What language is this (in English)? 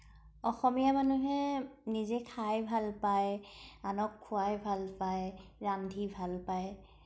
Assamese